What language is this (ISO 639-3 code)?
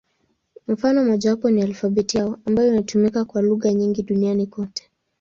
swa